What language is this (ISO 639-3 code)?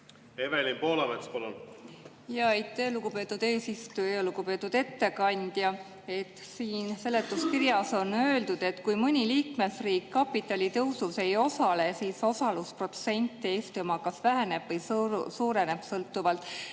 est